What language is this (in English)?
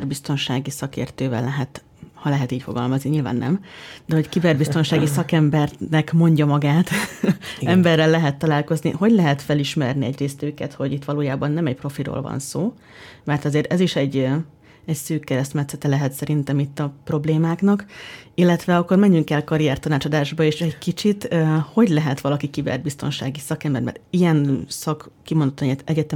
Hungarian